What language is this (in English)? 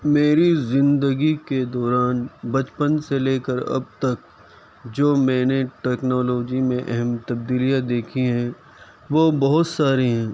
Urdu